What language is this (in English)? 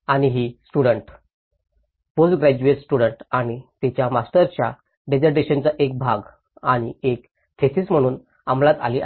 Marathi